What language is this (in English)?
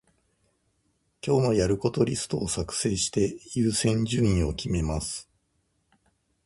Japanese